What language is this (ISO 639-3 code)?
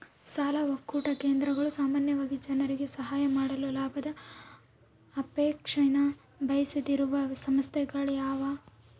kan